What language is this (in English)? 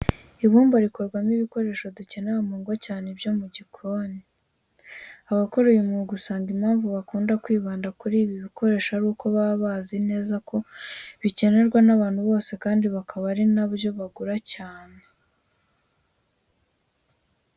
Kinyarwanda